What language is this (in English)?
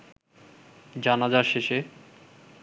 Bangla